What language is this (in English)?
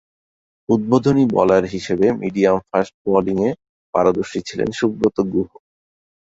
Bangla